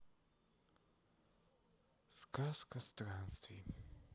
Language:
Russian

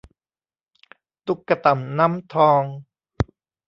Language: Thai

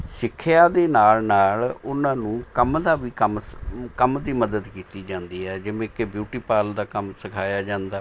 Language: Punjabi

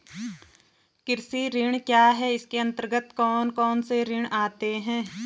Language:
Hindi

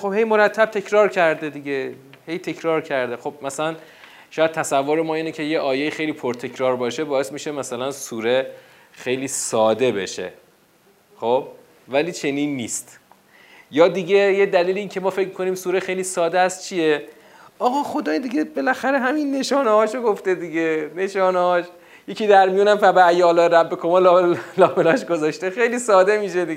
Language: Persian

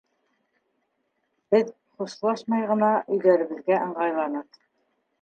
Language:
Bashkir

